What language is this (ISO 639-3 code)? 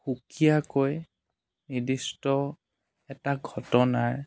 asm